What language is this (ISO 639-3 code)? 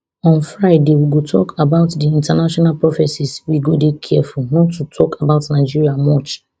pcm